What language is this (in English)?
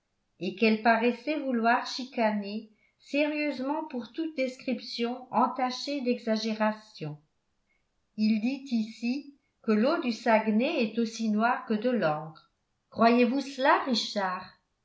French